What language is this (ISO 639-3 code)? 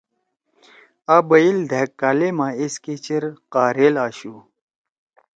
trw